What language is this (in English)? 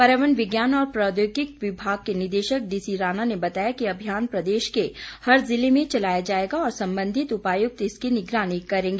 Hindi